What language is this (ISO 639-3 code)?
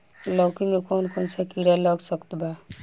bho